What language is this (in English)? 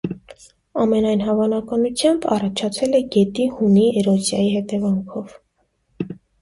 Armenian